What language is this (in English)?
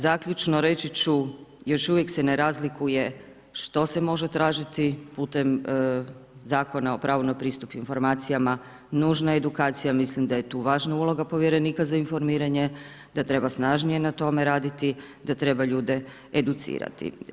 Croatian